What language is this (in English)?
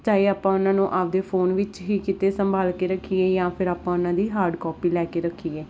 Punjabi